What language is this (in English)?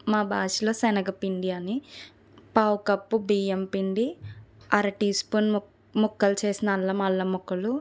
Telugu